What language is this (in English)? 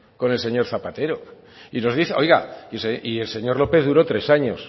Spanish